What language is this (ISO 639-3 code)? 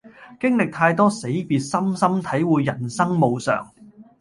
yue